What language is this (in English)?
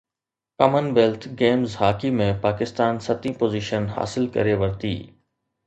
Sindhi